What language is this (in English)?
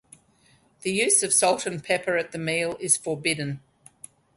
English